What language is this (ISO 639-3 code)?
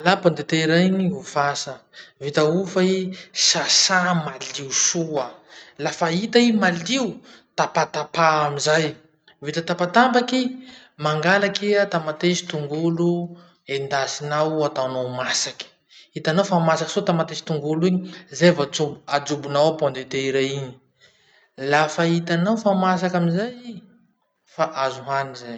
msh